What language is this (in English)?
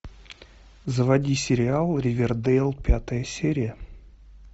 Russian